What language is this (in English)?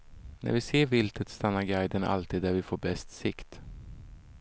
Swedish